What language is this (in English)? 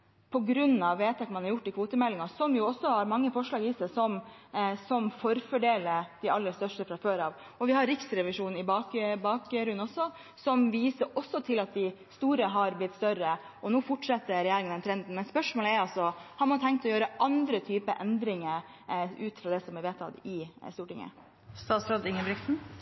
Norwegian Bokmål